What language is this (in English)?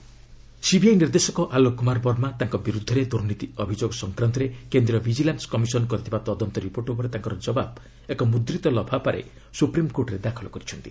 Odia